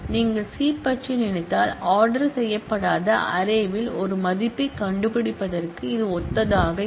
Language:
Tamil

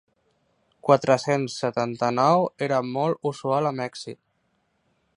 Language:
Catalan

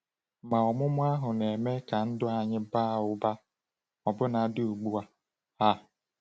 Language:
Igbo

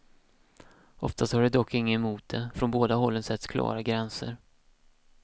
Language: Swedish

